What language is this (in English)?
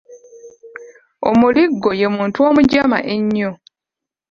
Ganda